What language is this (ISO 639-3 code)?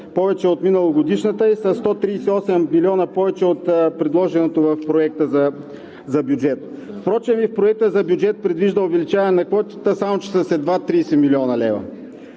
bul